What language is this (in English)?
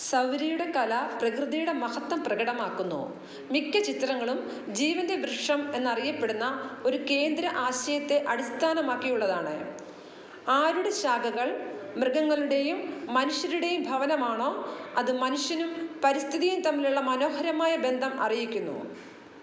Malayalam